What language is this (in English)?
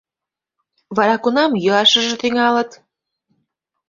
Mari